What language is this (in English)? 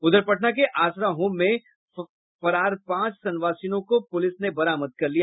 Hindi